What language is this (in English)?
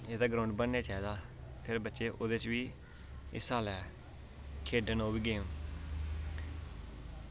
Dogri